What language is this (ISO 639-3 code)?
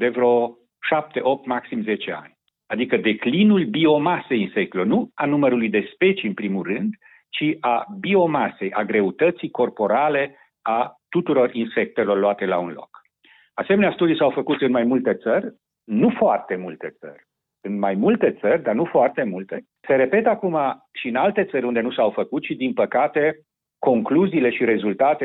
ron